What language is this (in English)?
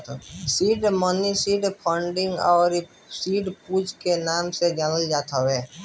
Bhojpuri